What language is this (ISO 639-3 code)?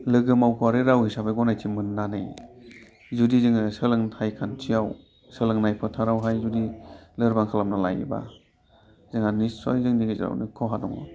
brx